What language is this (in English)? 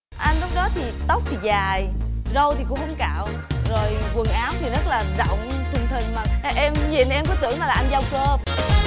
Vietnamese